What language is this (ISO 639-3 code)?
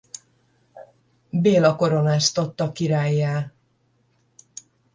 hun